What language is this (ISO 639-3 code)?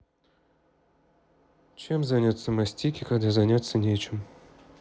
rus